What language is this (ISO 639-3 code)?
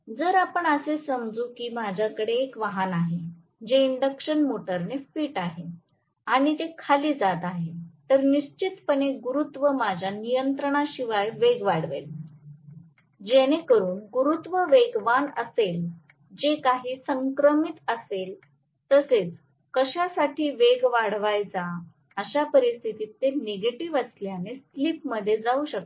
mar